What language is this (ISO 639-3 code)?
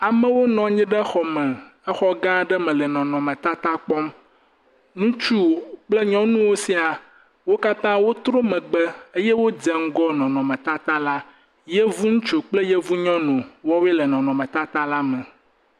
ewe